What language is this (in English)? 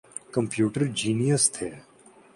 Urdu